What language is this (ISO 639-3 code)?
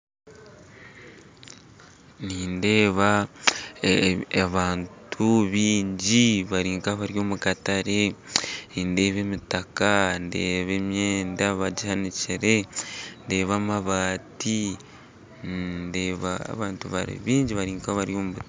nyn